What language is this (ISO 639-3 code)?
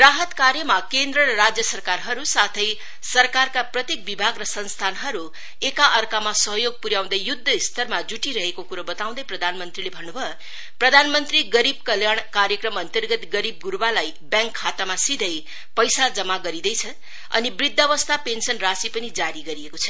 nep